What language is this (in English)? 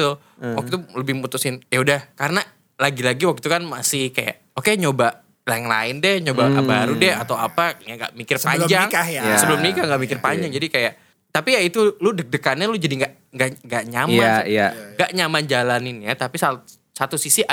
Indonesian